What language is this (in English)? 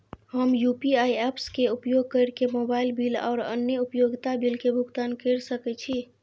Maithili